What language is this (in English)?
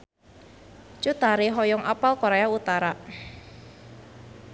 Sundanese